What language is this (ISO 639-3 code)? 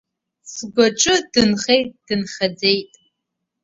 abk